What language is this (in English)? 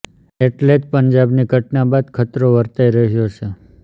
Gujarati